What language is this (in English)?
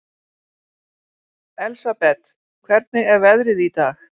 Icelandic